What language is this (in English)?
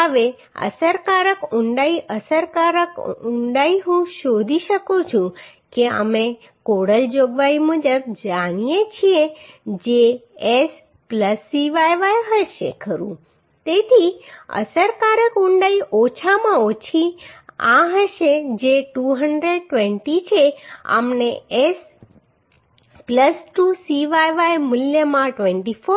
Gujarati